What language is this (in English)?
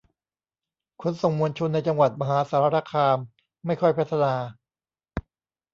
Thai